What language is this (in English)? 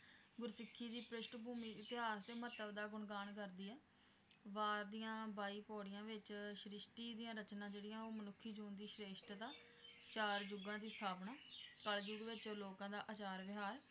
Punjabi